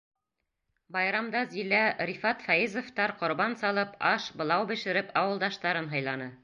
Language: Bashkir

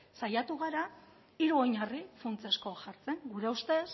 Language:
Basque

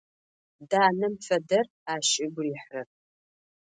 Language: Adyghe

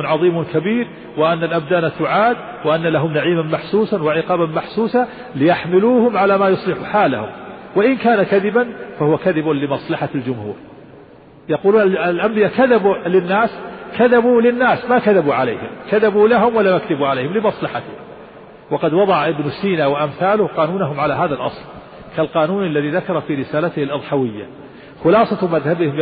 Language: Arabic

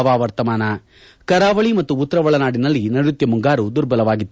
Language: Kannada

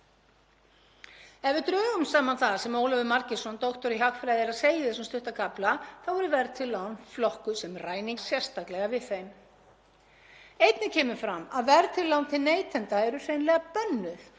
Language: Icelandic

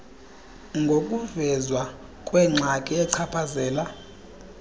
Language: Xhosa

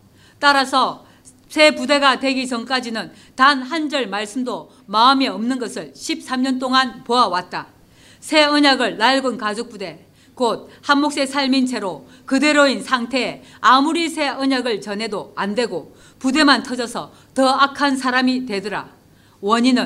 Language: Korean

